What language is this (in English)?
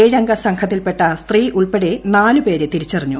Malayalam